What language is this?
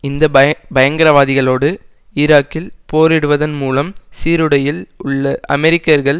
Tamil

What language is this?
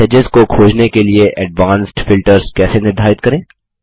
Hindi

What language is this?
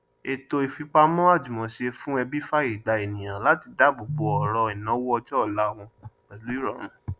Yoruba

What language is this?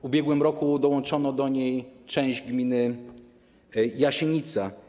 Polish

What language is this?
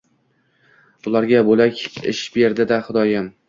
Uzbek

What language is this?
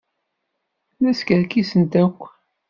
Kabyle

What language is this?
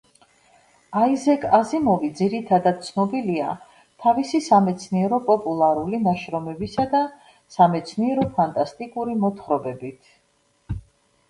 Georgian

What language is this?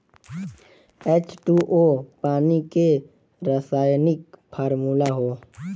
Bhojpuri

